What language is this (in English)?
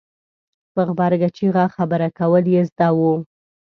Pashto